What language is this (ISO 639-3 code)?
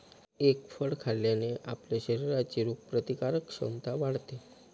mar